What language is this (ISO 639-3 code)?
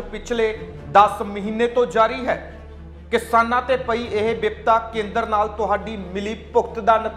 hin